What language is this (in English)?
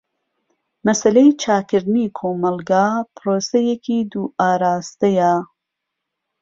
Central Kurdish